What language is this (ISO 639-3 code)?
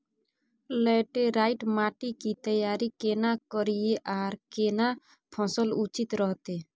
mai